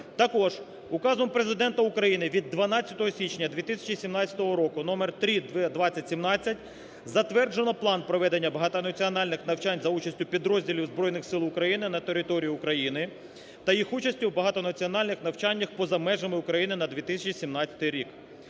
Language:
Ukrainian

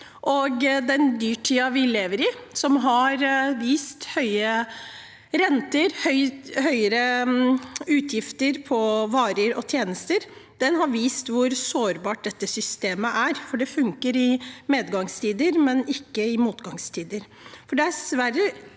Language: Norwegian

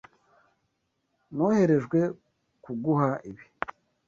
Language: Kinyarwanda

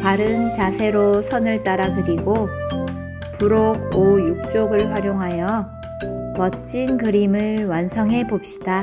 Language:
Korean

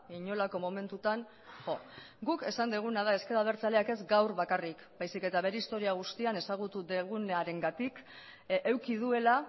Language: Basque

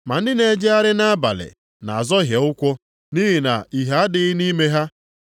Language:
Igbo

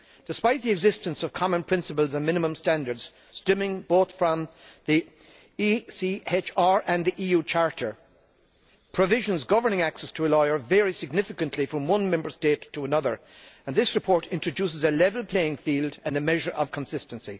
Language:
English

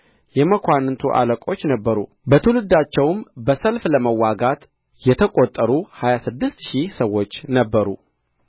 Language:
Amharic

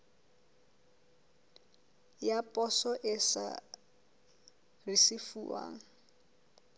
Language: Southern Sotho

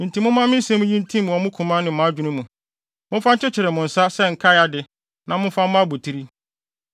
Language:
Akan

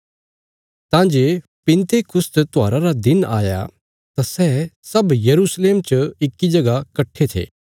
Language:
Bilaspuri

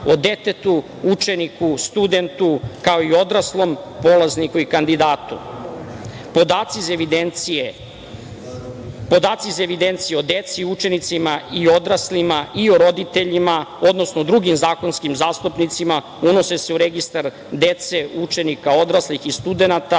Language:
Serbian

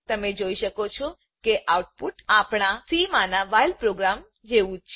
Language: Gujarati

